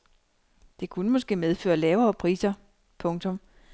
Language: Danish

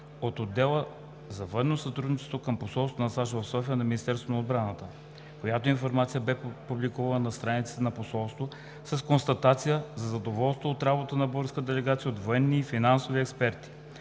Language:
Bulgarian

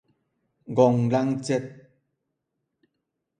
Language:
Min Nan Chinese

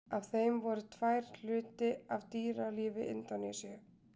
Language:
Icelandic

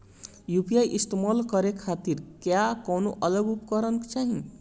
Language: Bhojpuri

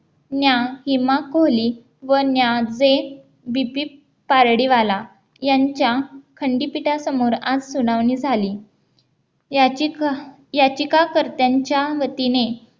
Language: Marathi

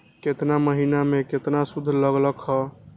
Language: Magahi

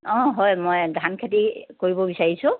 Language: Assamese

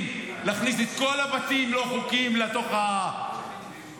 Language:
Hebrew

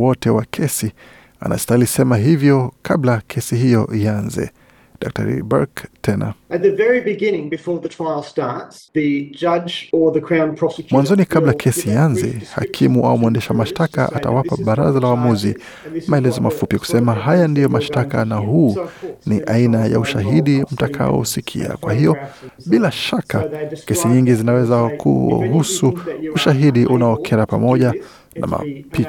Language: Swahili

